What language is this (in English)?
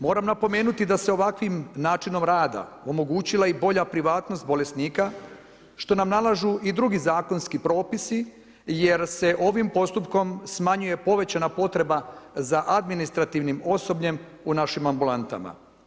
Croatian